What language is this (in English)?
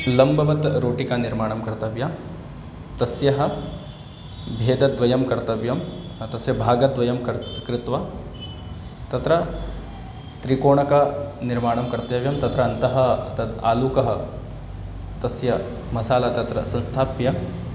Sanskrit